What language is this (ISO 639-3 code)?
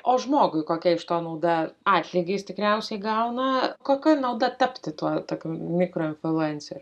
lit